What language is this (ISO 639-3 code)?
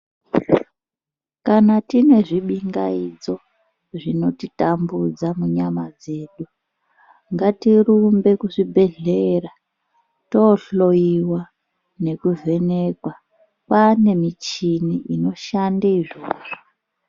ndc